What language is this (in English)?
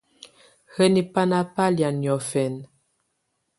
Tunen